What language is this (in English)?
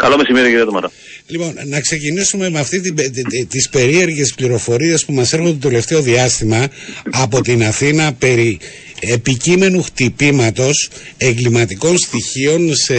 Greek